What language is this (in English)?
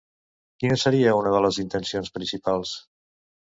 Catalan